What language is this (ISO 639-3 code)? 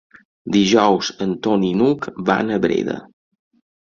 cat